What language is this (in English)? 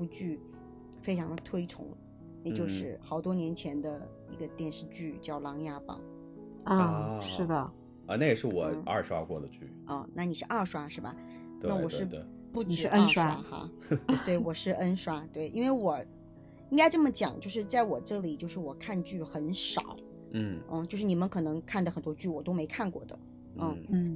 Chinese